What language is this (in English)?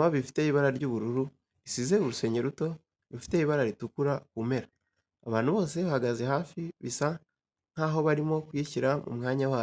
Kinyarwanda